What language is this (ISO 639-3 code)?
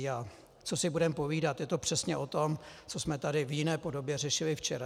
ces